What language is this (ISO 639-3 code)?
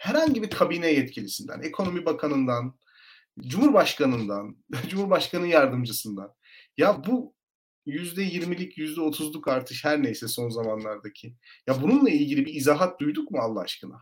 tur